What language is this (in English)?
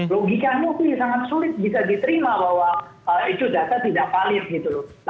Indonesian